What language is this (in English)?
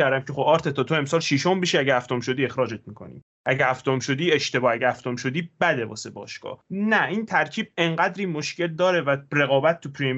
Persian